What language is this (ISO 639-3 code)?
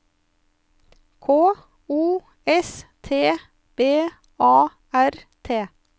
nor